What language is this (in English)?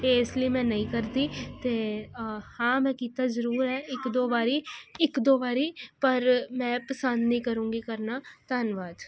Punjabi